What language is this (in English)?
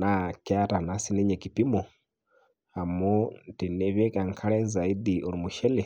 Masai